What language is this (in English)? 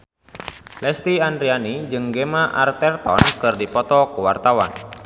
Sundanese